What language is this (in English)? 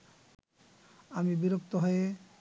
Bangla